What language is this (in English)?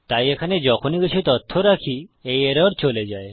Bangla